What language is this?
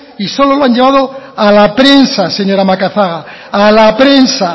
Spanish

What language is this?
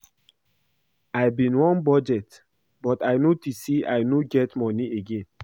Nigerian Pidgin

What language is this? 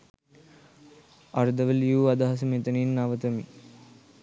Sinhala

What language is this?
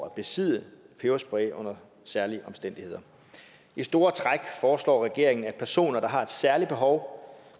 Danish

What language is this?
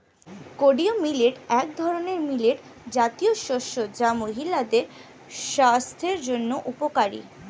Bangla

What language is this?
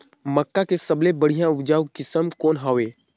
Chhattisgarhi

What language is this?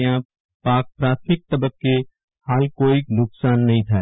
Gujarati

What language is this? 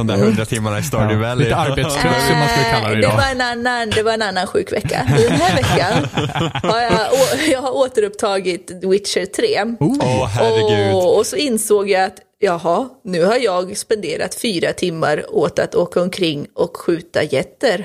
Swedish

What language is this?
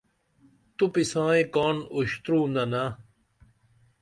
Dameli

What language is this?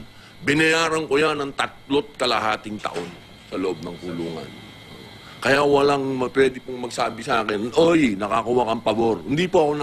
Filipino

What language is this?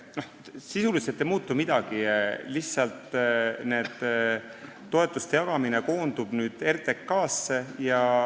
Estonian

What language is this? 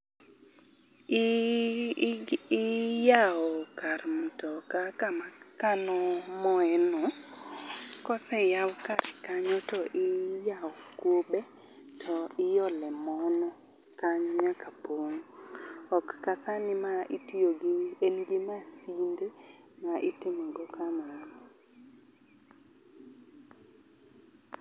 Luo (Kenya and Tanzania)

